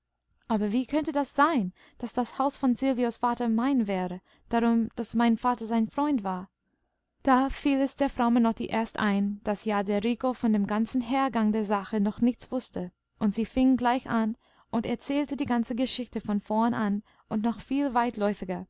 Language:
German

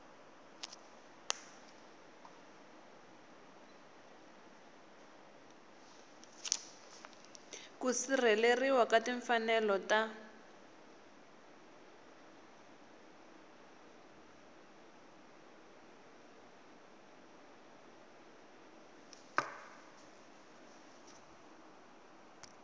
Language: Tsonga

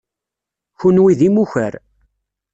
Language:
Kabyle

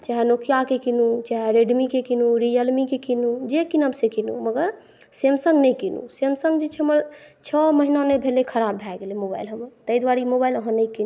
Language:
Maithili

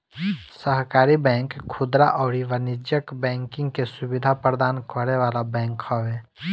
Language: Bhojpuri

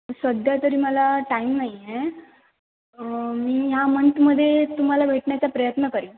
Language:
Marathi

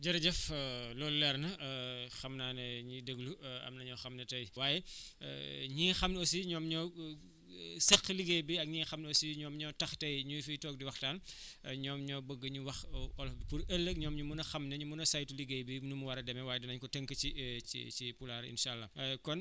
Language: Wolof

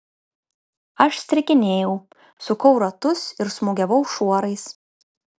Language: Lithuanian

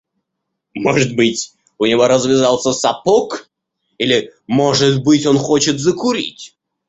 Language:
Russian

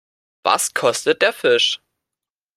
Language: German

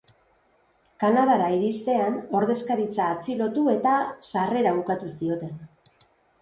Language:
Basque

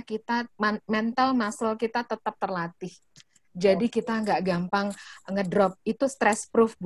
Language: Indonesian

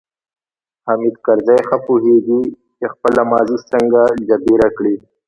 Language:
Pashto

